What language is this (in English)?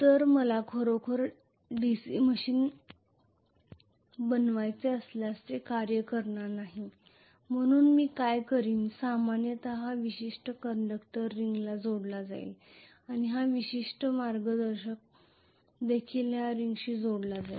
Marathi